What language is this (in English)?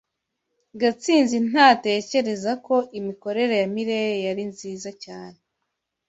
Kinyarwanda